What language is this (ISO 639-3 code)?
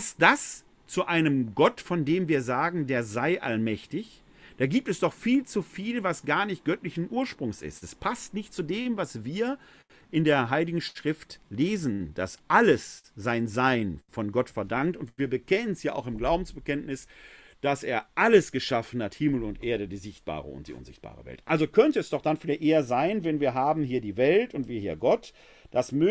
deu